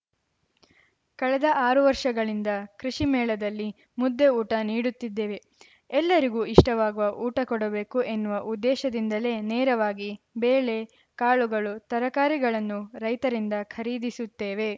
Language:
Kannada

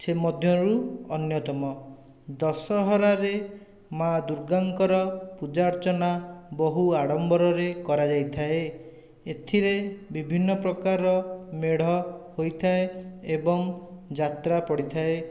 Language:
Odia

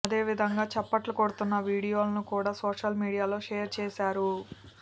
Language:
Telugu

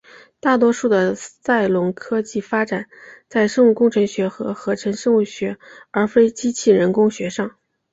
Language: Chinese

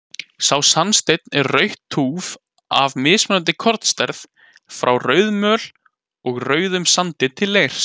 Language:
Icelandic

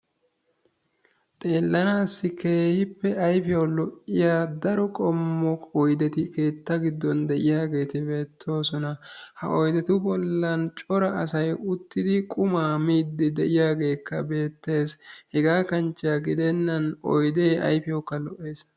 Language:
Wolaytta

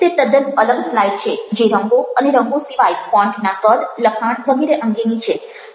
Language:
Gujarati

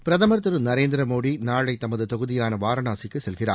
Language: Tamil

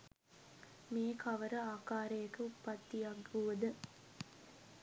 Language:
Sinhala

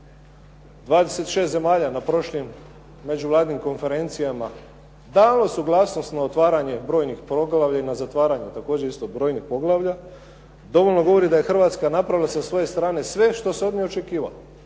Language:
Croatian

